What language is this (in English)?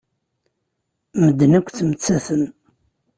Kabyle